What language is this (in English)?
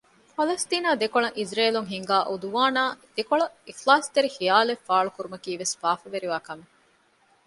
Divehi